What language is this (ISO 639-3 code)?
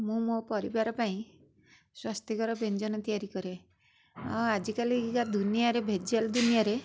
ori